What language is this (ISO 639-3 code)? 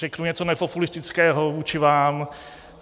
ces